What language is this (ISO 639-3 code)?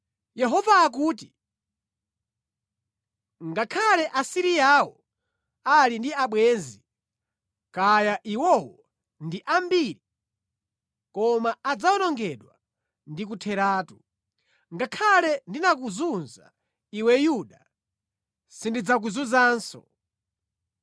nya